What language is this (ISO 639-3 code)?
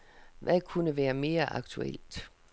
dan